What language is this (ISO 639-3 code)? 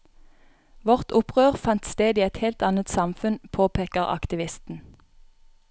nor